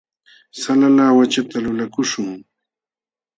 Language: Jauja Wanca Quechua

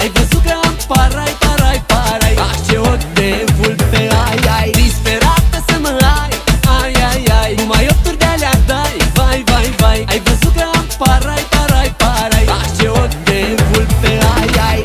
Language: Romanian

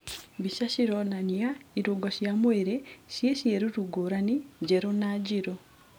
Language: Kikuyu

